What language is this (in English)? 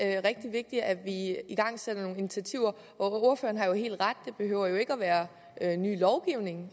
Danish